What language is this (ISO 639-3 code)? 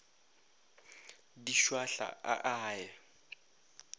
nso